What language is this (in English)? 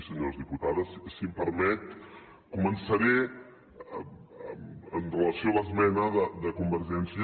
Catalan